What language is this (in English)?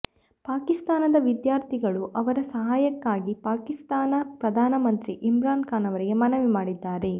Kannada